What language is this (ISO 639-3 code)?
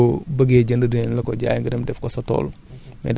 wol